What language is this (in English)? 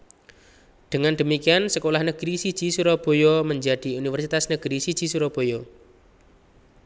Javanese